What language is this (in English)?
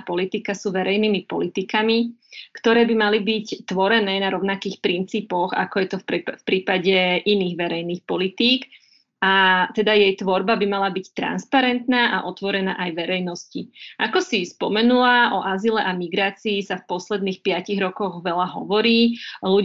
Slovak